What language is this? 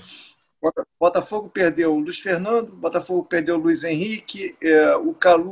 Portuguese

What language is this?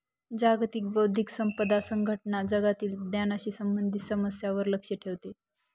Marathi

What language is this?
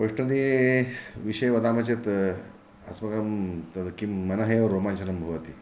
Sanskrit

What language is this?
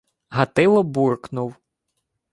Ukrainian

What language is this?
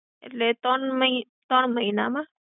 Gujarati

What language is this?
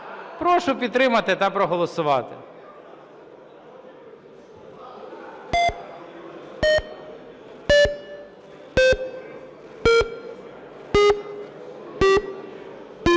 Ukrainian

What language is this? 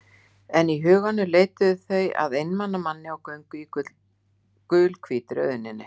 Icelandic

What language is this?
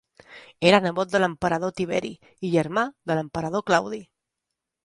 Catalan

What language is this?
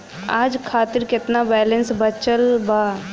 Bhojpuri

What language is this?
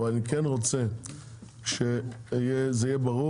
Hebrew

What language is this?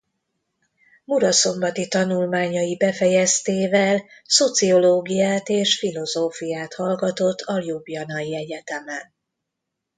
Hungarian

